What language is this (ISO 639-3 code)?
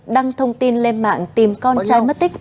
vie